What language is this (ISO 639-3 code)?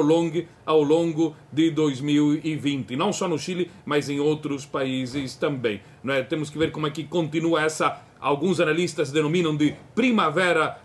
por